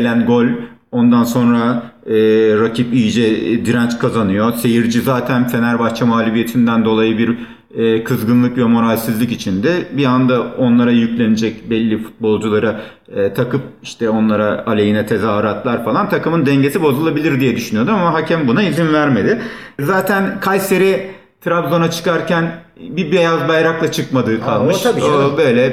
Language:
Turkish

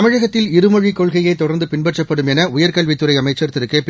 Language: Tamil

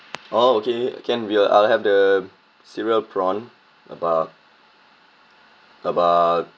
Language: English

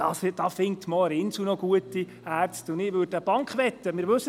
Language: Swiss German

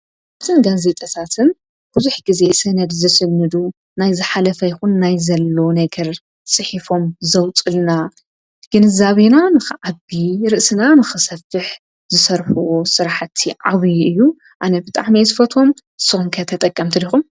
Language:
Tigrinya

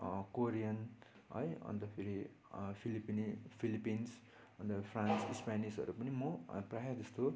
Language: Nepali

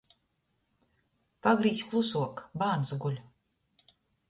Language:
Latgalian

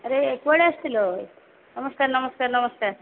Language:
Odia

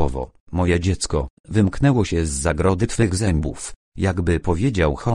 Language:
Polish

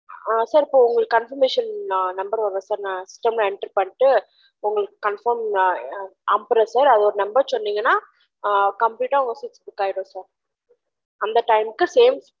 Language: Tamil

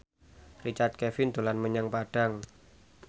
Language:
Javanese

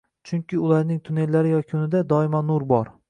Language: Uzbek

